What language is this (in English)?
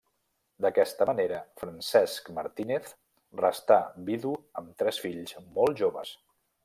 Catalan